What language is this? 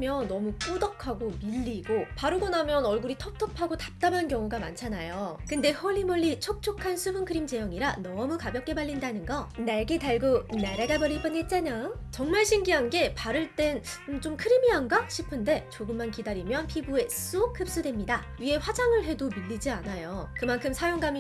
Korean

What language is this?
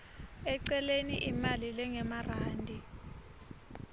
Swati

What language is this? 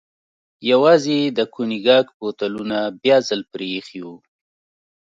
Pashto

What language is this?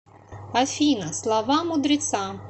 Russian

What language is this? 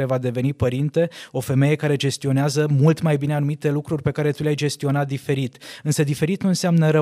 Romanian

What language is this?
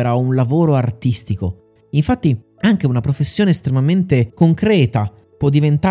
Italian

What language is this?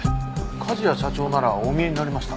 Japanese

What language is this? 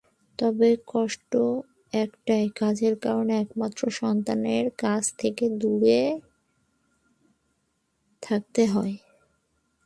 Bangla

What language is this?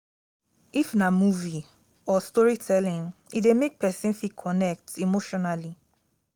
Nigerian Pidgin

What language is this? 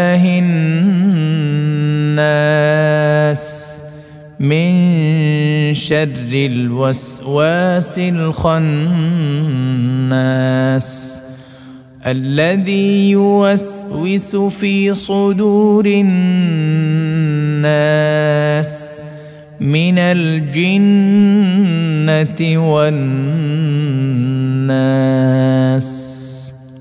Arabic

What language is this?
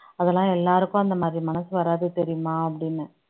Tamil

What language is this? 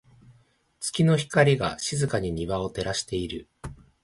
Japanese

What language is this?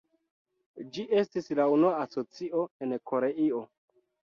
Esperanto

